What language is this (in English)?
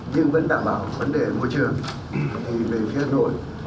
Vietnamese